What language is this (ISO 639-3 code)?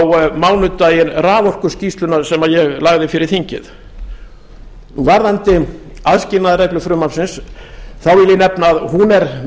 isl